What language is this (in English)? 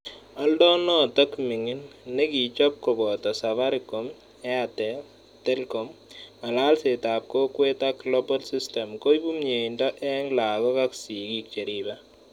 Kalenjin